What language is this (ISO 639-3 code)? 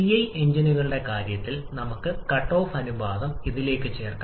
mal